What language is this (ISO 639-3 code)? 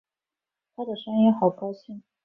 zho